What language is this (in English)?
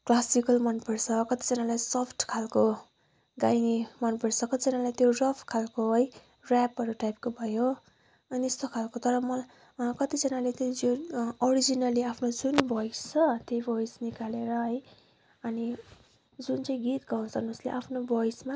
Nepali